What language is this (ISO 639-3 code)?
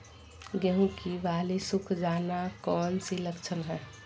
mag